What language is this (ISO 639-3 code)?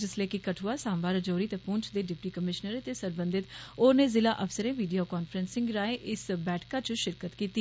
doi